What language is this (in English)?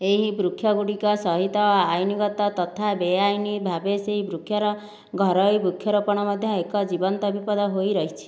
Odia